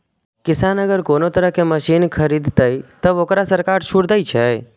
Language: Maithili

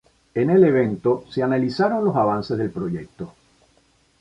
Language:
Spanish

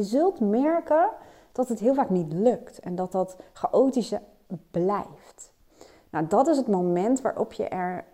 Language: Dutch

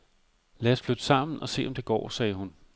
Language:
Danish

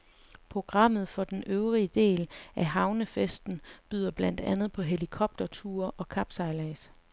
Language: Danish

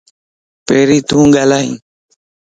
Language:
Lasi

